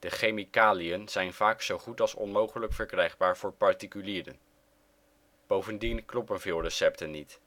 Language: Dutch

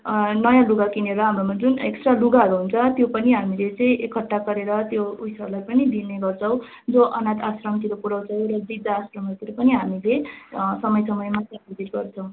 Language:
Nepali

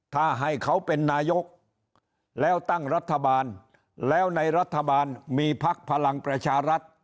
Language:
Thai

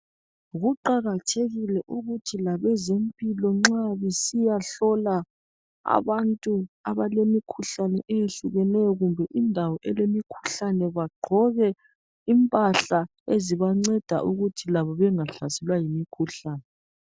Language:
North Ndebele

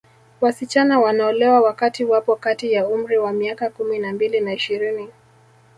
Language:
Swahili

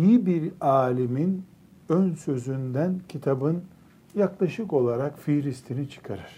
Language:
Turkish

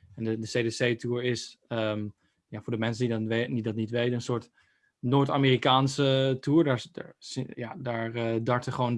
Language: Dutch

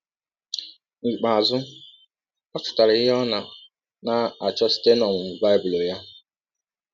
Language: Igbo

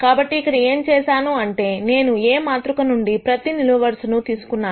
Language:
Telugu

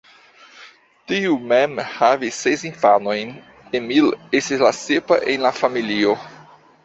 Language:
Esperanto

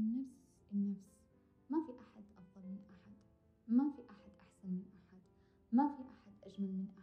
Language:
Arabic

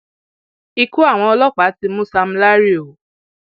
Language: Yoruba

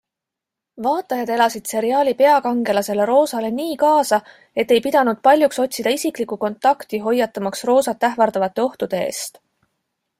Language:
Estonian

